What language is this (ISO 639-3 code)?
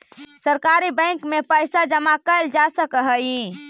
mag